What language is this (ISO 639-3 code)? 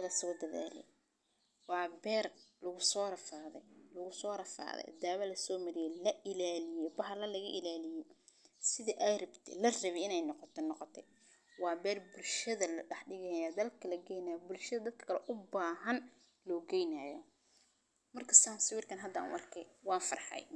som